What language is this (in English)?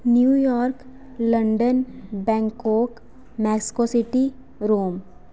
Dogri